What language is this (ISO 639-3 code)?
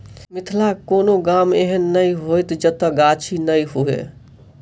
mai